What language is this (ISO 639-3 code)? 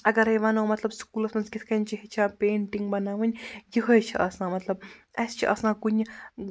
kas